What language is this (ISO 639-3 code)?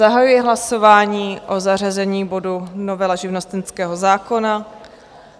ces